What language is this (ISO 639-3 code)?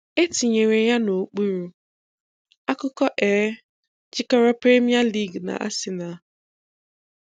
ibo